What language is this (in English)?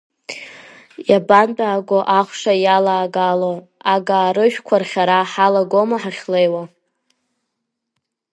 Abkhazian